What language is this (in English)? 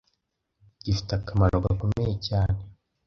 Kinyarwanda